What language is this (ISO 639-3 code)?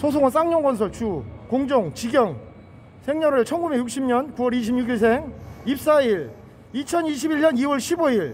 kor